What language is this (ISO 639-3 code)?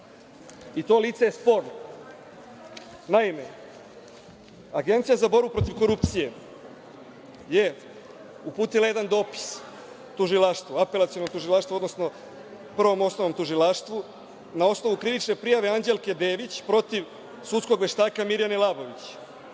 srp